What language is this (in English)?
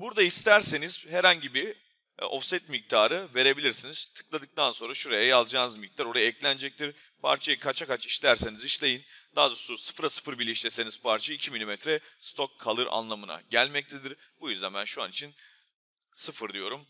Turkish